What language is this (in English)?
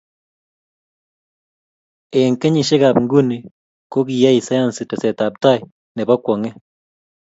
Kalenjin